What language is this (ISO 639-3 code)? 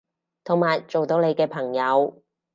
yue